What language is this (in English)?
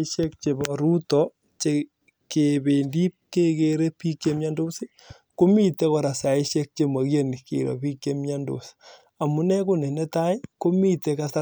Kalenjin